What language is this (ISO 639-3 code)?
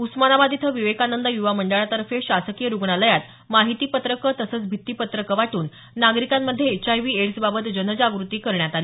mar